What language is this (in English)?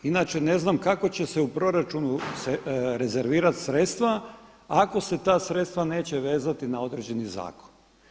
Croatian